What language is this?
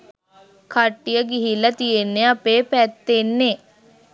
Sinhala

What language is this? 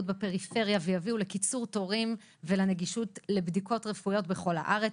Hebrew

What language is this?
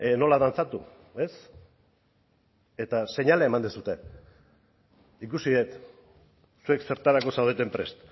Basque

